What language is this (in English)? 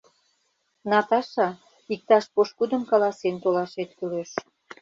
Mari